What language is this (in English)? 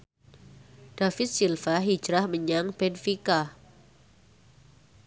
Javanese